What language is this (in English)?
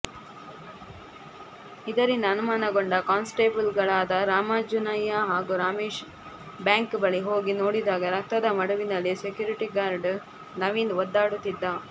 Kannada